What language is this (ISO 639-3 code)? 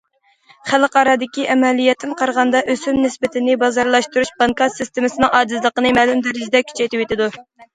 uig